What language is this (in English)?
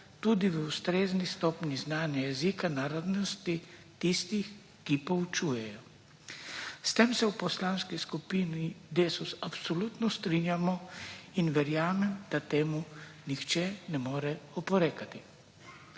Slovenian